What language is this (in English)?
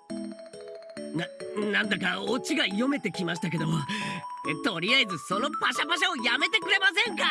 Japanese